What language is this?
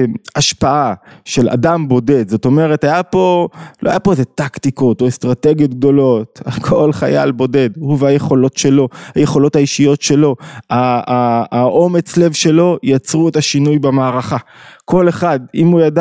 Hebrew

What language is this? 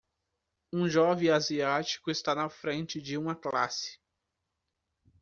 Portuguese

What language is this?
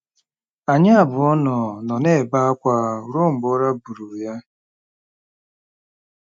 Igbo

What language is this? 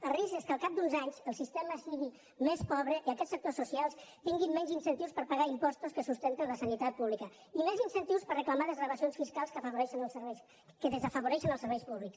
Catalan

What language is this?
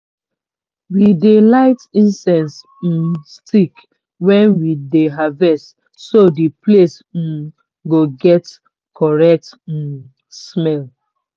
Nigerian Pidgin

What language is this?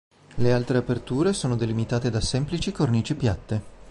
Italian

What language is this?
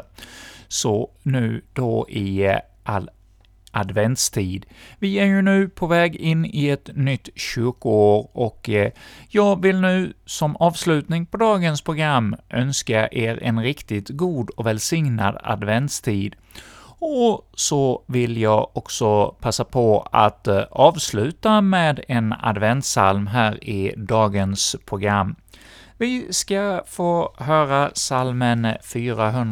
Swedish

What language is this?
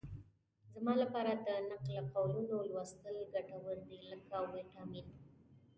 Pashto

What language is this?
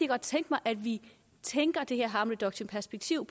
Danish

